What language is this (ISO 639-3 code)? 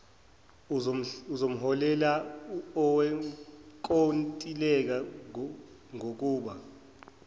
zul